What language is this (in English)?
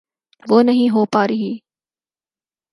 Urdu